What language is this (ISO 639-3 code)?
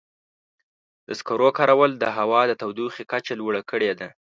pus